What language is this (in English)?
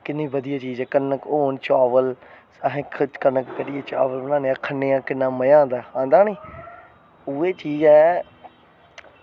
Dogri